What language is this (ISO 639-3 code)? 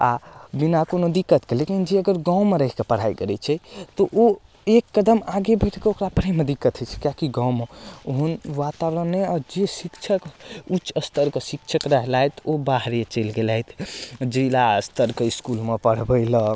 mai